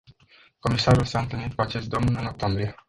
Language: Romanian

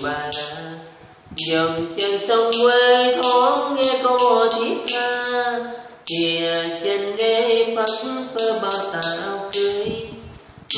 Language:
Vietnamese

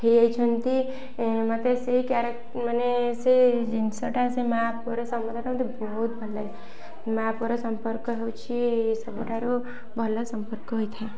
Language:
Odia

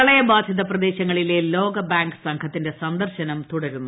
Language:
Malayalam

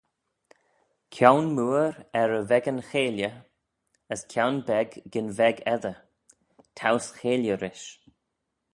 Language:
Manx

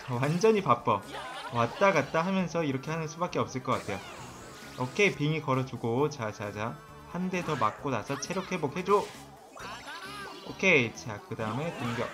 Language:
Korean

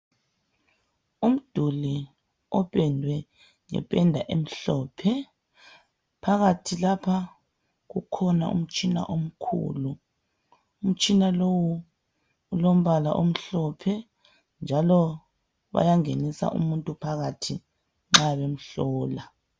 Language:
North Ndebele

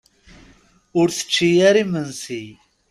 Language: Kabyle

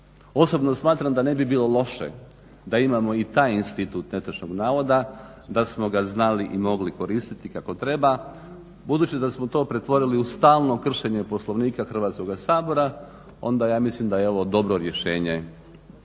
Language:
Croatian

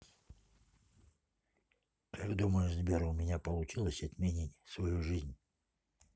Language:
Russian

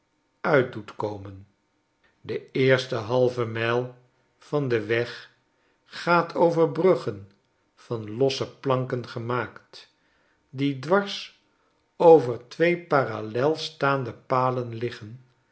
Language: Dutch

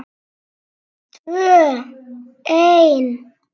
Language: Icelandic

